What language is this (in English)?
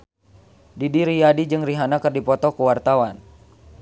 Sundanese